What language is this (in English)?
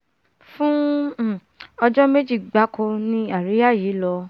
Yoruba